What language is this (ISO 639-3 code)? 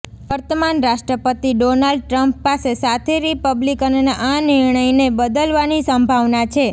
guj